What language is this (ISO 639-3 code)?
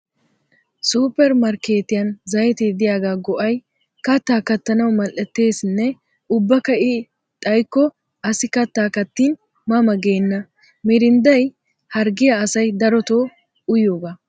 wal